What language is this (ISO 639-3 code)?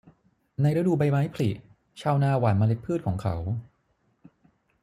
tha